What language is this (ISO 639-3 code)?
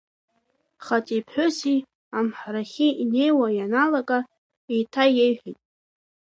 abk